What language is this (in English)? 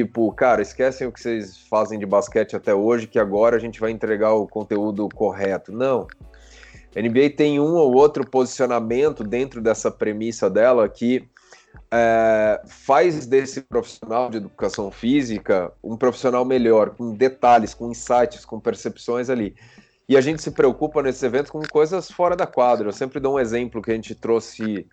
Portuguese